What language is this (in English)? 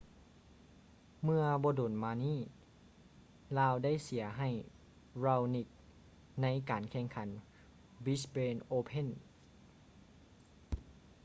Lao